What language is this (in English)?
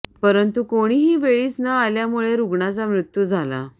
Marathi